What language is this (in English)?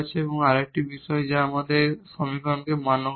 Bangla